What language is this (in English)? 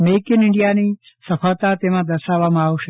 Gujarati